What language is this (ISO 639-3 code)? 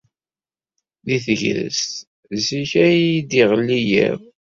kab